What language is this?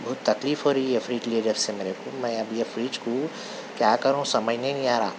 Urdu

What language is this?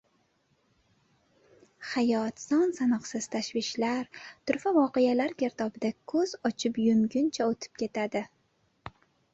Uzbek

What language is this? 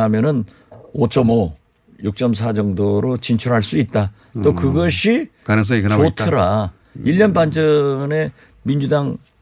Korean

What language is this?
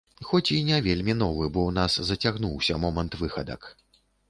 Belarusian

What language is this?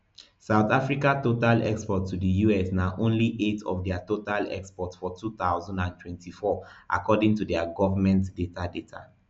Nigerian Pidgin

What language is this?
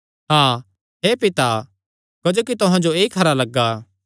Kangri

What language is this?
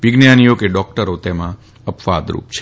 Gujarati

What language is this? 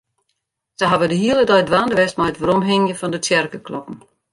Western Frisian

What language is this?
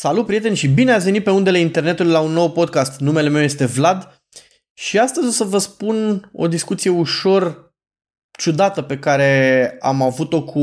Romanian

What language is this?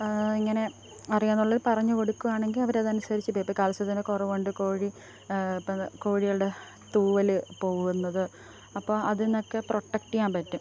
Malayalam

